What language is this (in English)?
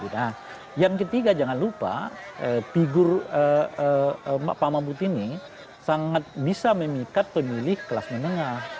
Indonesian